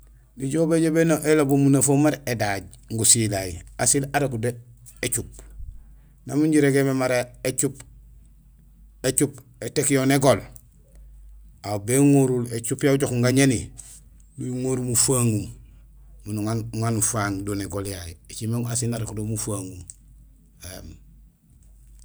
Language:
Gusilay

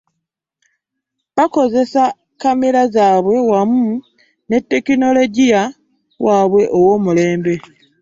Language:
Ganda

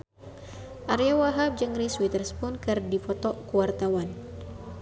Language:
Sundanese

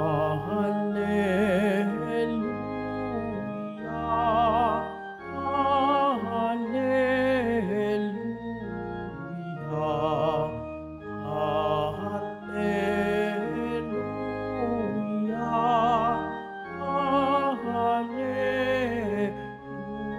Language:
Filipino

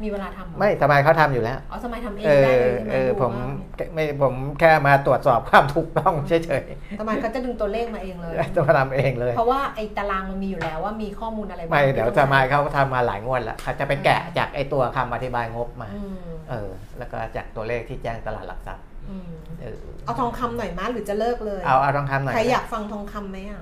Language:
Thai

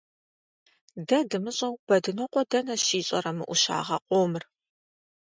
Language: Kabardian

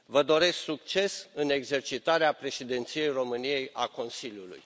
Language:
Romanian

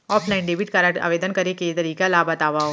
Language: Chhattisgarhi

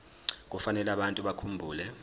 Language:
Zulu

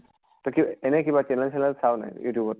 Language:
Assamese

